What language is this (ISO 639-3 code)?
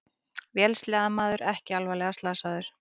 isl